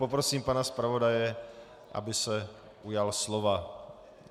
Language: Czech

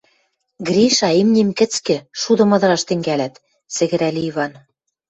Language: Western Mari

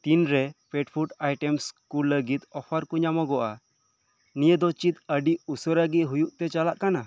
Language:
Santali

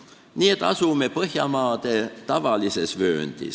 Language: Estonian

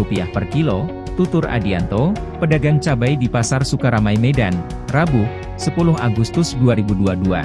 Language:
Indonesian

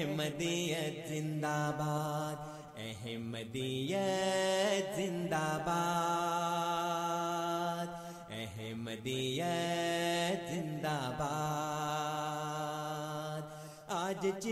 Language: Urdu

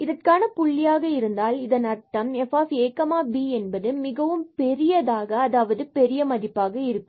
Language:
Tamil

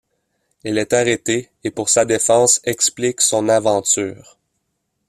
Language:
French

